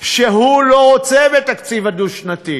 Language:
Hebrew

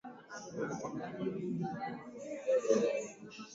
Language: Swahili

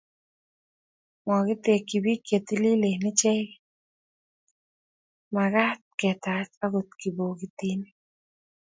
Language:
Kalenjin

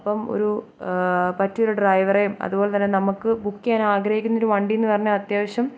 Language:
Malayalam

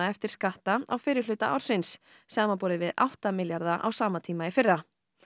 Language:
Icelandic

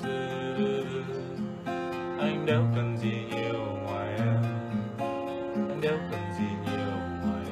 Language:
Vietnamese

